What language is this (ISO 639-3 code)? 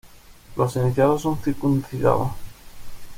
spa